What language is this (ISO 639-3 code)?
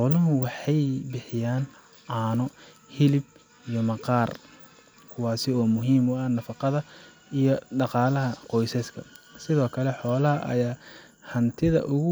som